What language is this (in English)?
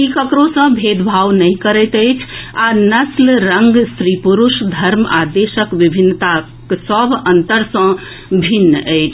Maithili